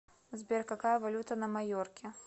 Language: Russian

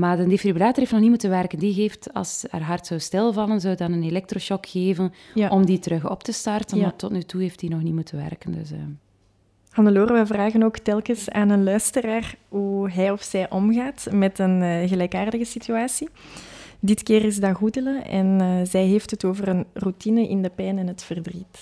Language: Dutch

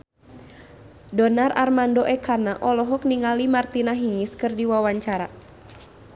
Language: Sundanese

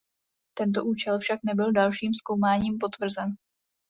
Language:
Czech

